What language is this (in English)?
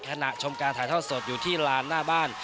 Thai